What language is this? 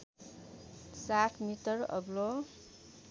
Nepali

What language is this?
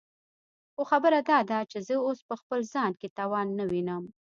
Pashto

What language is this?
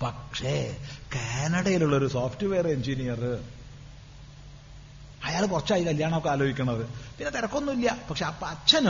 Malayalam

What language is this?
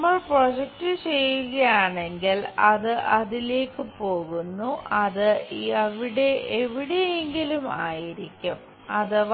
Malayalam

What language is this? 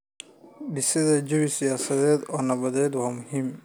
Somali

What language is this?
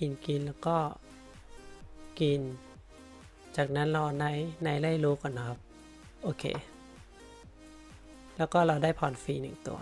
Thai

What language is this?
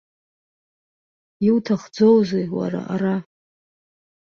Abkhazian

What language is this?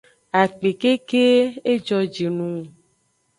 Aja (Benin)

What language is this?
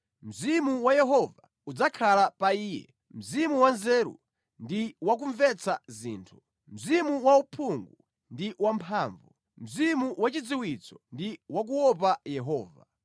Nyanja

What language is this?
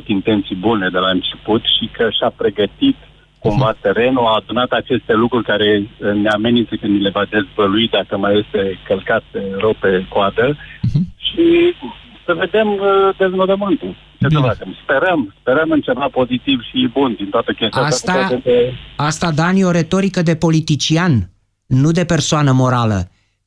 Romanian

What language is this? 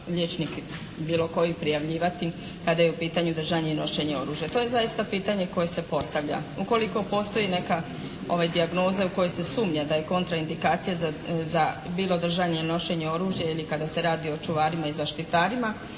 Croatian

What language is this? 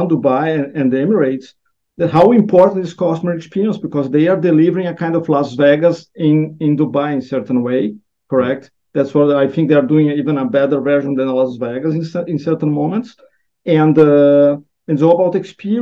English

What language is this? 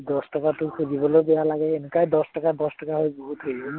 Assamese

